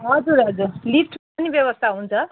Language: Nepali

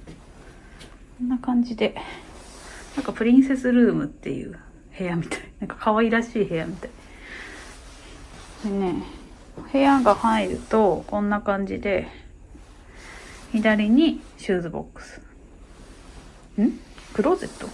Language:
Japanese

